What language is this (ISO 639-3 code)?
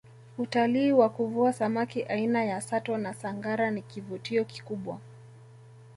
swa